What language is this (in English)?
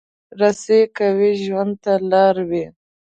Pashto